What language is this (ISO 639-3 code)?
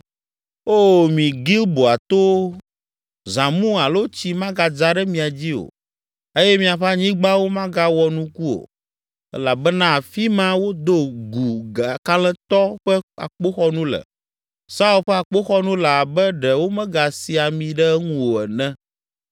ewe